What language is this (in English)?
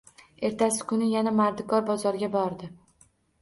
Uzbek